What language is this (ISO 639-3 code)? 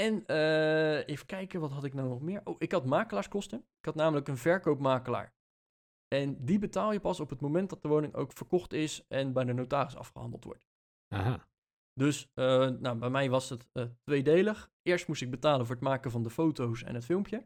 nld